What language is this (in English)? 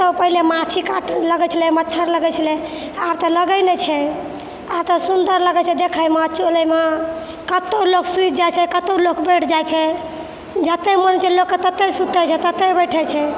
Maithili